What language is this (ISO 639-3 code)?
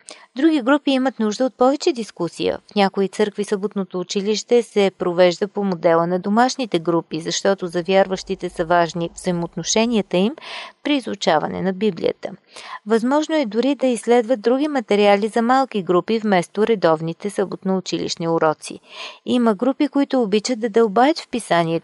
bul